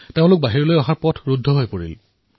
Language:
Assamese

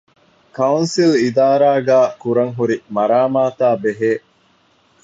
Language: Divehi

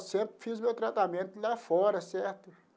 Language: Portuguese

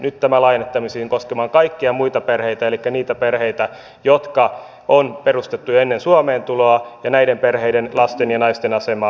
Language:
Finnish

